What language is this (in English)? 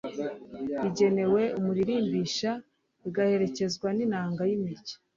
Kinyarwanda